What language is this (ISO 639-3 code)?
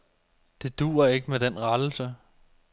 dan